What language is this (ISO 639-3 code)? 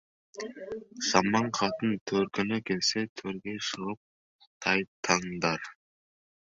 kaz